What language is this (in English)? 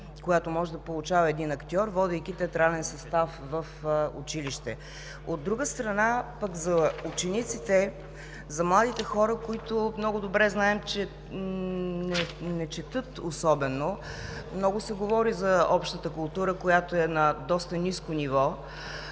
Bulgarian